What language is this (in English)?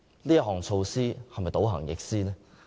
Cantonese